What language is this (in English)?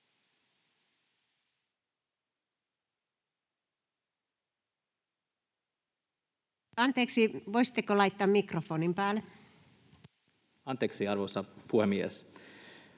Finnish